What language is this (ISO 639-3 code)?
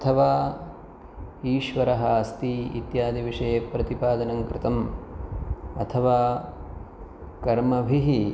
san